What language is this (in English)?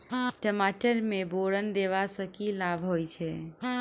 Maithili